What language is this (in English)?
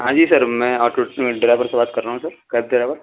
Urdu